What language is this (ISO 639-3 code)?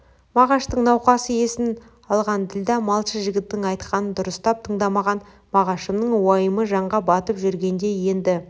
kaz